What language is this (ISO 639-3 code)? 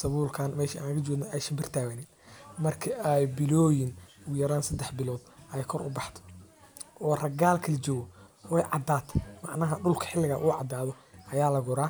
som